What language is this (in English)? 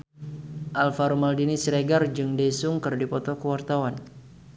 Sundanese